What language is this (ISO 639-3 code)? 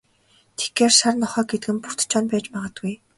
mon